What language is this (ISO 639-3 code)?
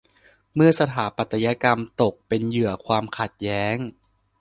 tha